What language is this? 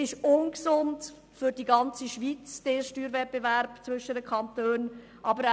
Swiss German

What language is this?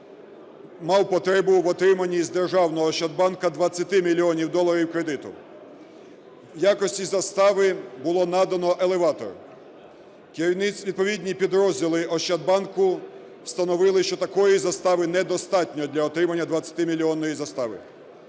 Ukrainian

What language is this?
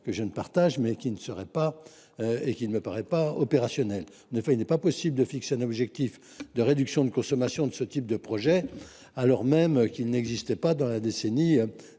French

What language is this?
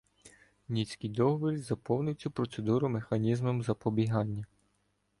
Ukrainian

